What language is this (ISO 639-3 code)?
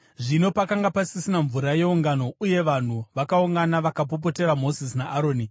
sna